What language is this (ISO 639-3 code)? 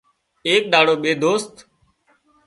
kxp